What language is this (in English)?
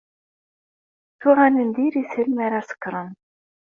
Kabyle